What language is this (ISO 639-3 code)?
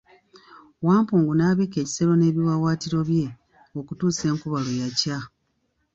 lug